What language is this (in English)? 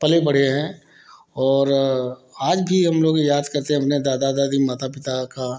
Hindi